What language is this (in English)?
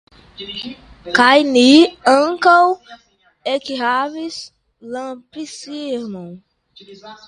Esperanto